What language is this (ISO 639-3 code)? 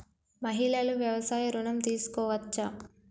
tel